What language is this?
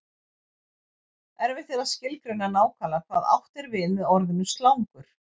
Icelandic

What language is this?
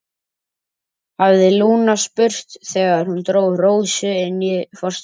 Icelandic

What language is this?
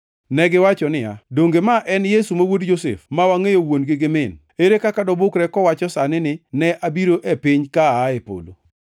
Luo (Kenya and Tanzania)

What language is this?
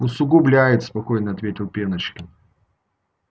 Russian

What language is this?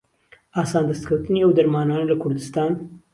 Central Kurdish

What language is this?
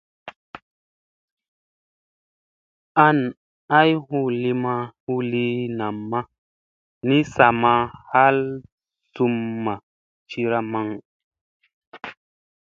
Musey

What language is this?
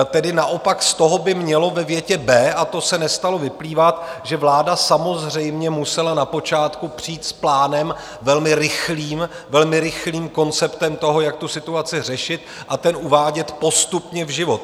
Czech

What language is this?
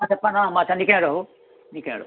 Maithili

